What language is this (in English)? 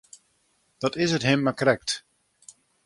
Western Frisian